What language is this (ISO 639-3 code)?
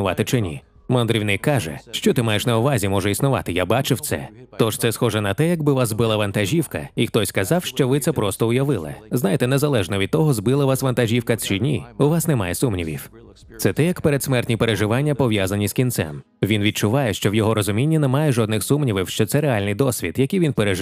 ukr